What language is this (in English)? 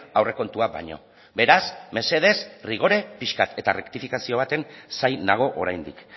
Basque